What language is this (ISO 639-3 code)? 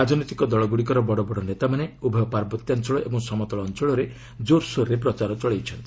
ori